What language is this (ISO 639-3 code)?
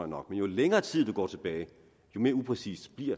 dan